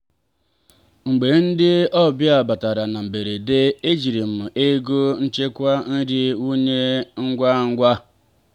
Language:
Igbo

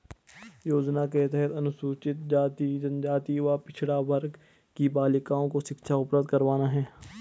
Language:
Hindi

